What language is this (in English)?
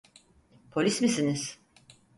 Turkish